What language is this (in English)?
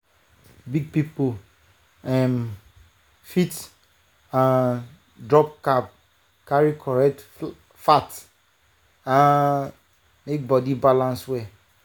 Nigerian Pidgin